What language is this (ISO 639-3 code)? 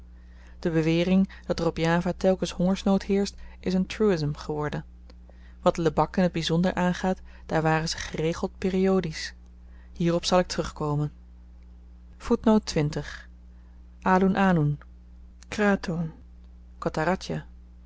nld